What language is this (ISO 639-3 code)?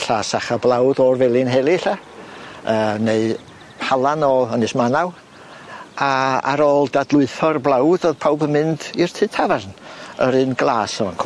cym